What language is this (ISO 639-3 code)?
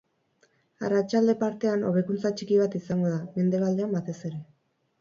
eus